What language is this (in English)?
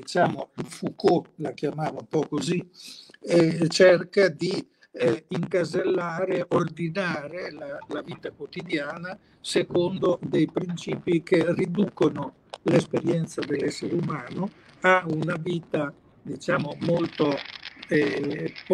Italian